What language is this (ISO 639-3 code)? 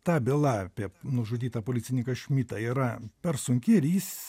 lit